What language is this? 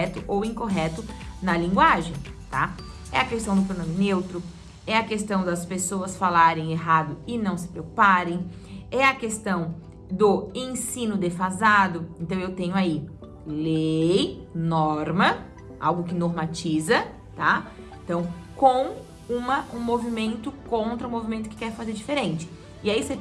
Portuguese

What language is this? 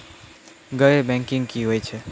Maithili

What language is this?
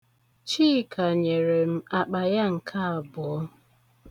Igbo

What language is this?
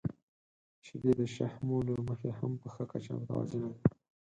Pashto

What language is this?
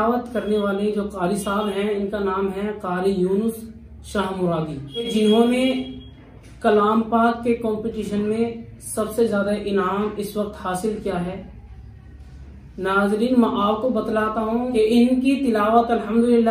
Arabic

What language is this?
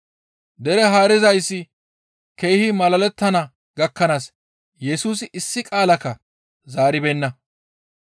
Gamo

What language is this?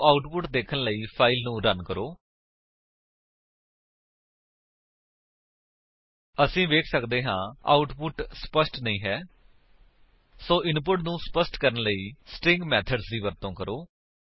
Punjabi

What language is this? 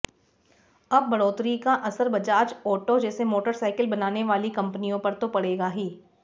Hindi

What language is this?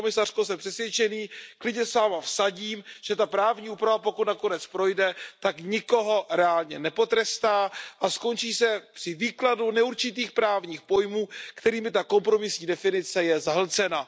Czech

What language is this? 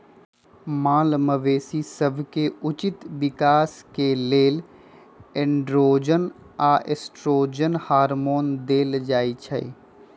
Magahi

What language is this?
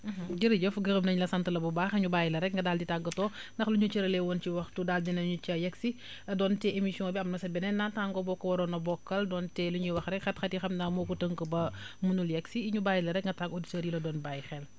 Wolof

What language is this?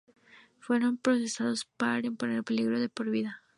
Spanish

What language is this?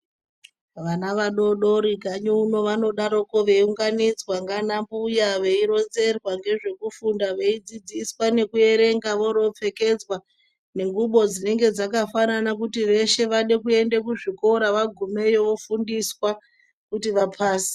Ndau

